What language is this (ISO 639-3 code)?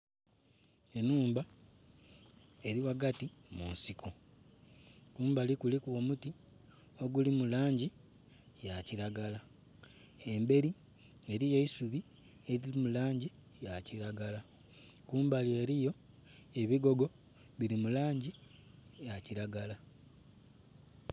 xog